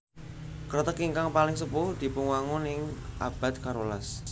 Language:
Javanese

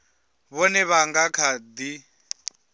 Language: Venda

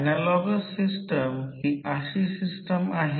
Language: Marathi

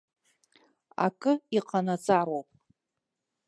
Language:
Abkhazian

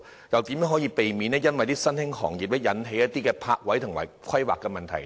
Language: Cantonese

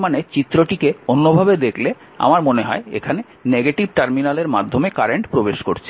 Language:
Bangla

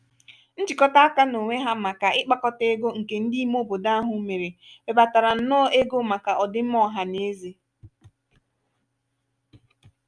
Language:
Igbo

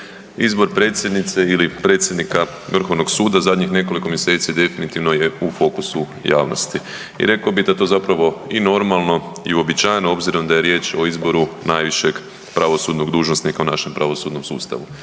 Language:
Croatian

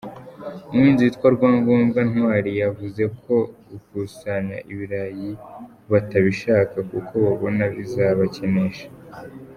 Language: Kinyarwanda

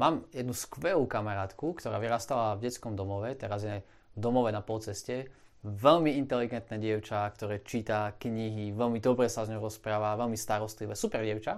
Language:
Slovak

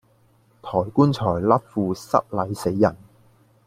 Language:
Cantonese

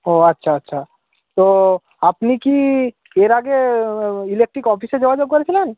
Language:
Bangla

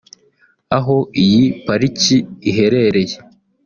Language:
Kinyarwanda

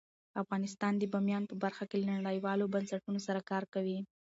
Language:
Pashto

